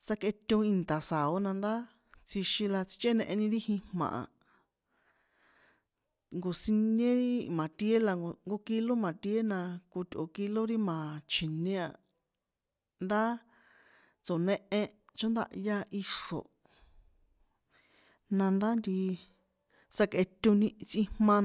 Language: San Juan Atzingo Popoloca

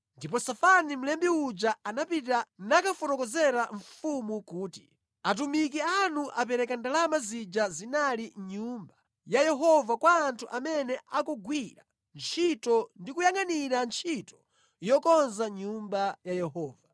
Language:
Nyanja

